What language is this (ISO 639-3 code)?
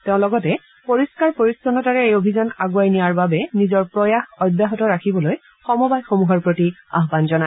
asm